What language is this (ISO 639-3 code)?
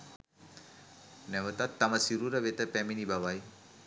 sin